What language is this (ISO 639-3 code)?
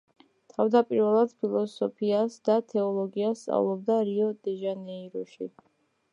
kat